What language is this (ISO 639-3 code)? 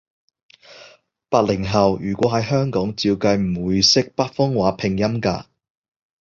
yue